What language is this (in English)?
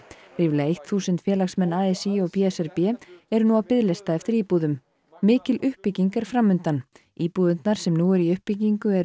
Icelandic